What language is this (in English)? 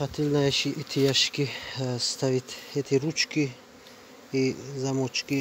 Russian